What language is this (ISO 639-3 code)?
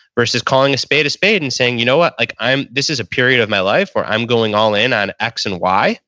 eng